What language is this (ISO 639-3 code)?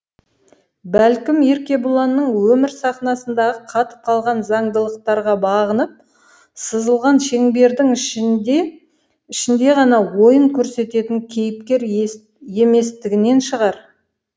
kaz